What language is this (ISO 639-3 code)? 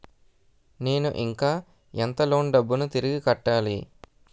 tel